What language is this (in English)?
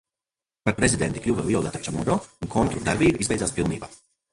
Latvian